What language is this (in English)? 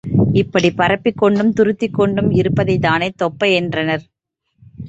Tamil